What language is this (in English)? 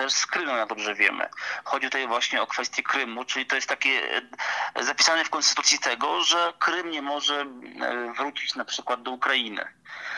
Polish